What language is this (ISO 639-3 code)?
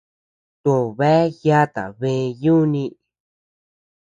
cux